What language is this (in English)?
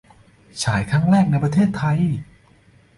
Thai